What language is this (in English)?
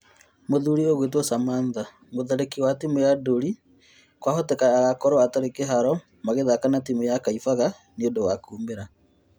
Kikuyu